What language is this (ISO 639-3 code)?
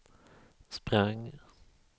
swe